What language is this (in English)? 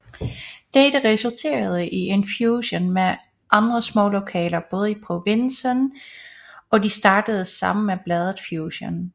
Danish